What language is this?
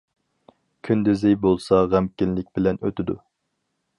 Uyghur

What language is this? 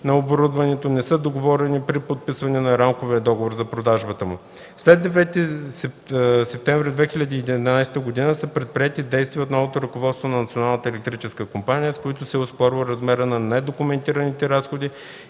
Bulgarian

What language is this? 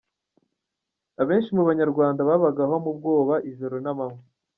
Kinyarwanda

